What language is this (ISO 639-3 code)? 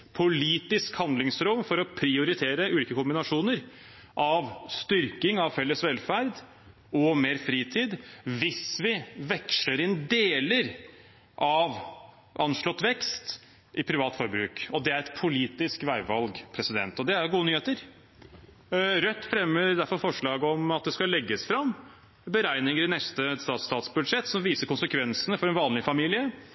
nob